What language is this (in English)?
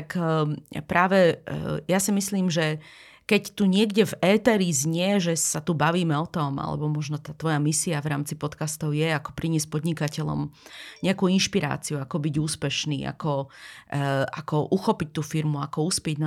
Slovak